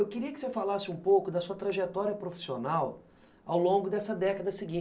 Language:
Portuguese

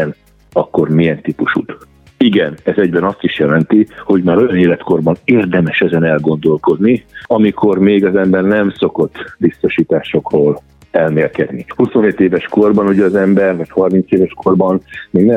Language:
Hungarian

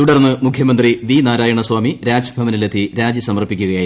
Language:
Malayalam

